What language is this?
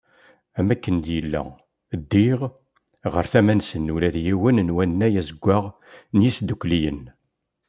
Kabyle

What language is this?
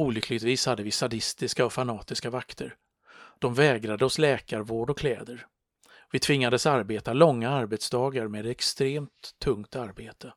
Swedish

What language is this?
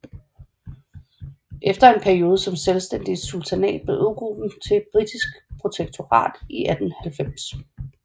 Danish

